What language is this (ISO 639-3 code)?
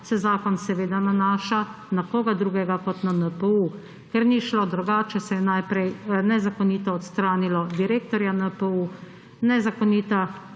slv